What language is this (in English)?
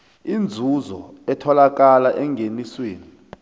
South Ndebele